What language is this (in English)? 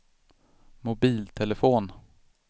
Swedish